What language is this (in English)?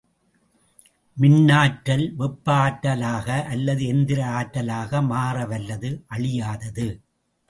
Tamil